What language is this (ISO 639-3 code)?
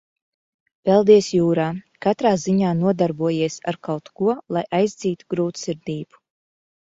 lav